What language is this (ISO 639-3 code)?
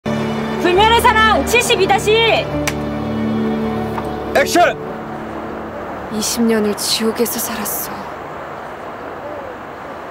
kor